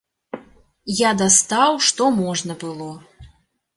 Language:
Belarusian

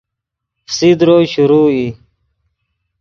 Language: Yidgha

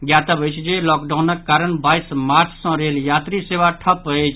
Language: Maithili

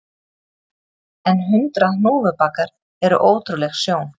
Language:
Icelandic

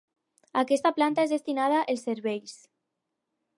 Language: Catalan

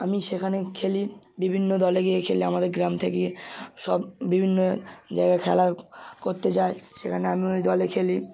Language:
Bangla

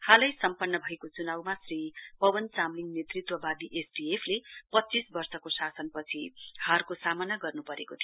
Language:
Nepali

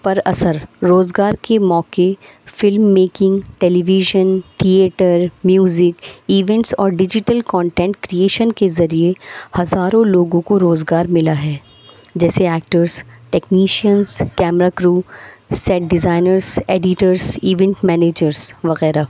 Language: Urdu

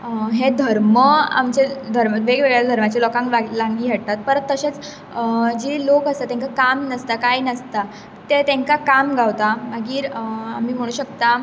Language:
Konkani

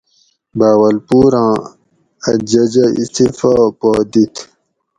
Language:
Gawri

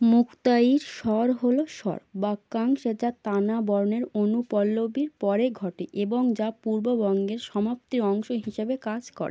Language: Bangla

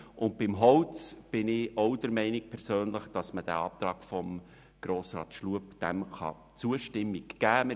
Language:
Swiss German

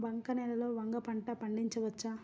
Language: Telugu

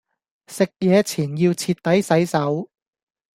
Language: Cantonese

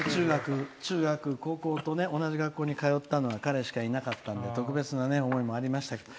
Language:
Japanese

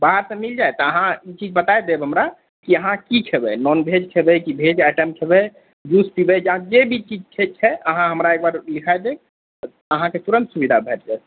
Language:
Maithili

